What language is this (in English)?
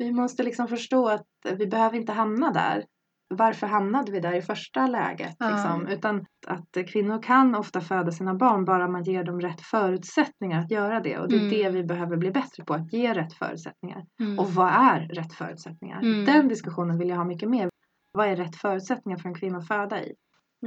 Swedish